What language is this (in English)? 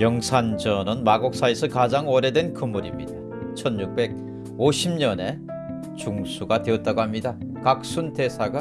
Korean